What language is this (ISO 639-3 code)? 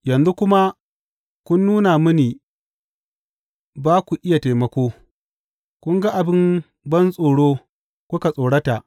hau